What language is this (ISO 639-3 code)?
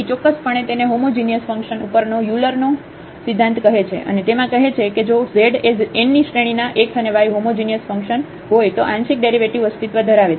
guj